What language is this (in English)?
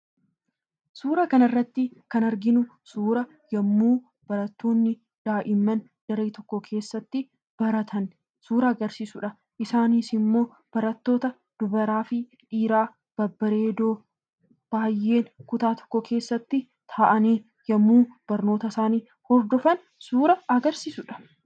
Oromo